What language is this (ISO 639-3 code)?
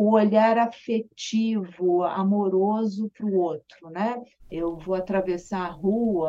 por